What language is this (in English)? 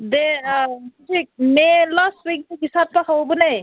Manipuri